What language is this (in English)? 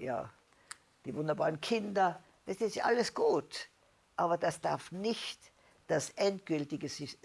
German